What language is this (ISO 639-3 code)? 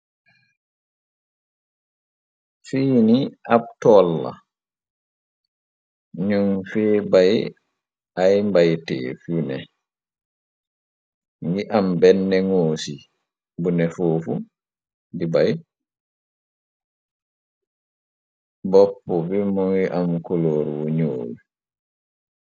wol